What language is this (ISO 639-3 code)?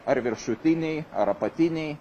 lit